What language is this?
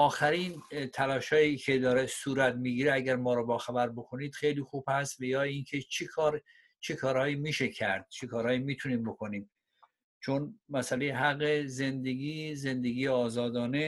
Persian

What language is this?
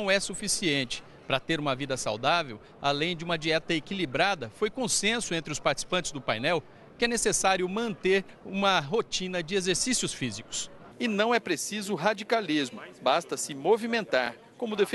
Portuguese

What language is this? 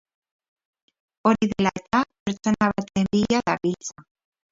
Basque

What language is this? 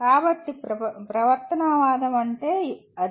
Telugu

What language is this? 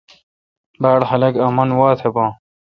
Kalkoti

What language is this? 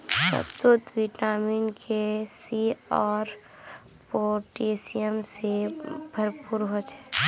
Magahi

